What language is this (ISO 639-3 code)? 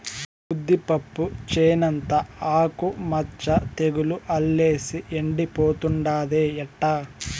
tel